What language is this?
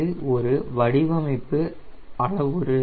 Tamil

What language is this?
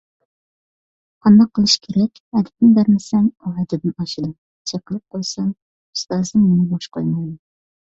Uyghur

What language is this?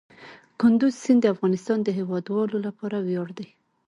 Pashto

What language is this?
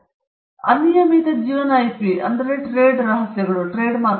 Kannada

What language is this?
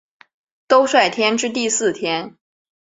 Chinese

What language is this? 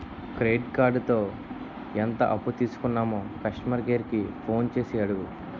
Telugu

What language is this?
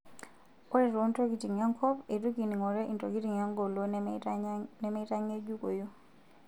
Masai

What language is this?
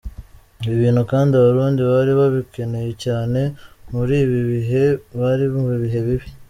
Kinyarwanda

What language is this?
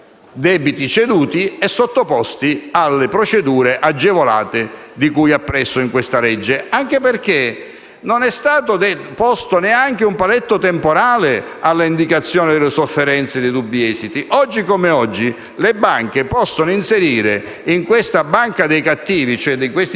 Italian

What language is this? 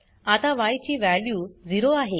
Marathi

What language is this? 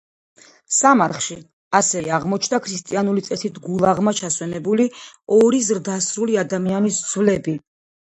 Georgian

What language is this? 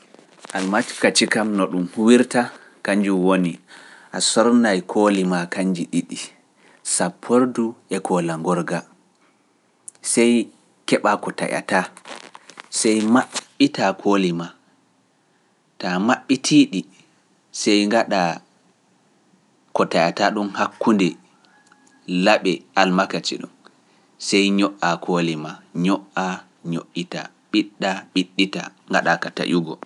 Pular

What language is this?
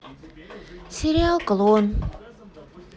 Russian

